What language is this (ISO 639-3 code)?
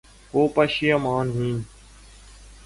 urd